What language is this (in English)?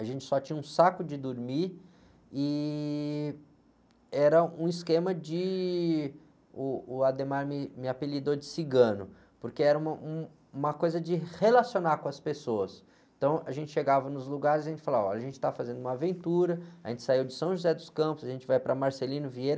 Portuguese